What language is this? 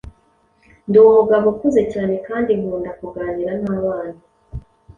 Kinyarwanda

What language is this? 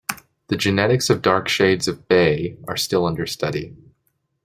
English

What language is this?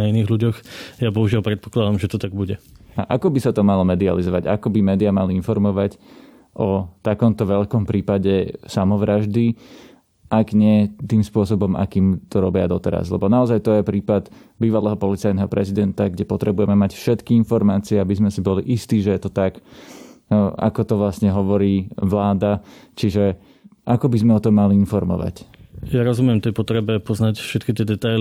Slovak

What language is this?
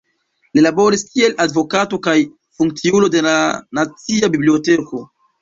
Esperanto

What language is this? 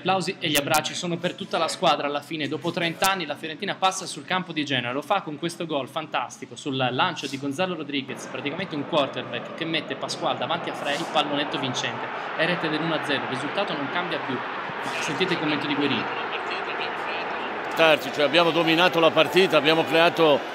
Italian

